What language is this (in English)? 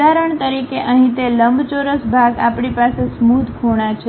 Gujarati